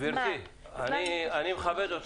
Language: Hebrew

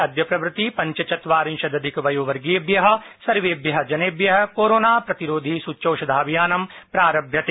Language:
Sanskrit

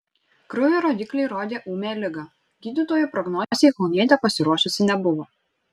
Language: Lithuanian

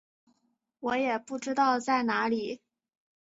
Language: Chinese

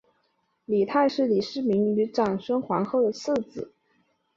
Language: Chinese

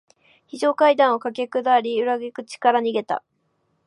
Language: Japanese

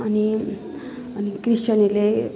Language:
Nepali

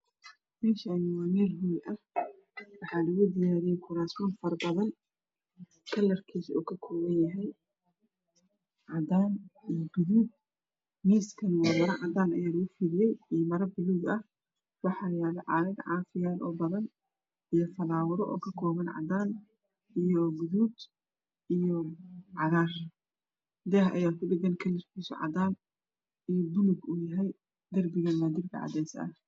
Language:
Somali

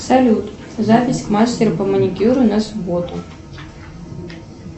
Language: Russian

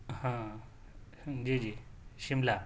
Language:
Urdu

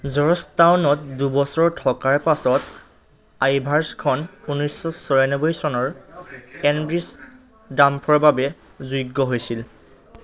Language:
Assamese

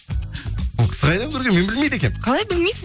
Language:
Kazakh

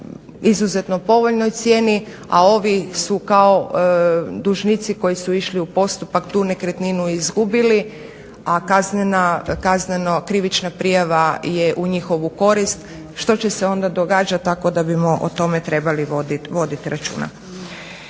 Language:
Croatian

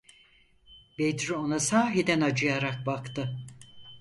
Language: Turkish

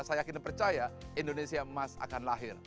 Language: Indonesian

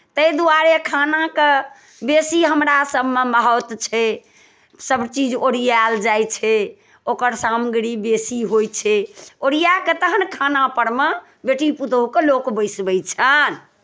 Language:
Maithili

